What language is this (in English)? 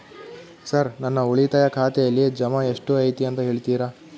Kannada